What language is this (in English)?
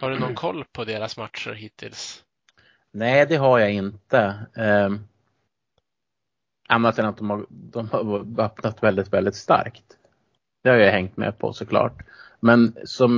Swedish